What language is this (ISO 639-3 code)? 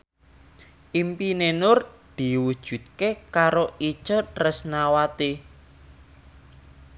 jav